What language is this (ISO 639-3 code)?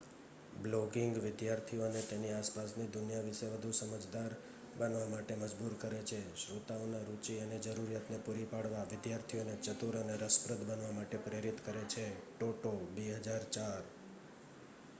guj